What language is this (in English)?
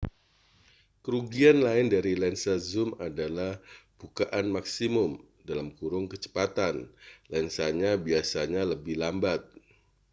Indonesian